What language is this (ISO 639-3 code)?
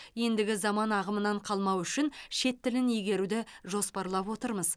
kaz